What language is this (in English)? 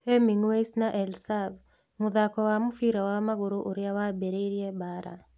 Kikuyu